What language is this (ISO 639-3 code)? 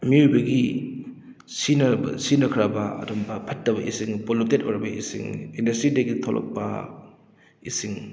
mni